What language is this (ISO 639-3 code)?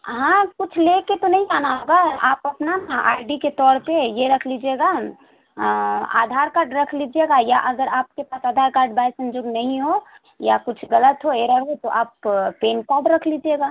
urd